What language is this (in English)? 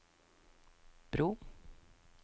Norwegian